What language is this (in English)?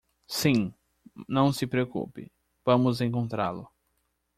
Portuguese